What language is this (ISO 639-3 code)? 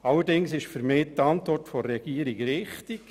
gsw